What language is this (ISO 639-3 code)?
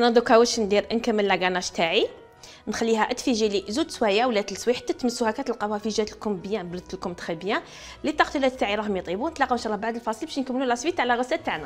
ara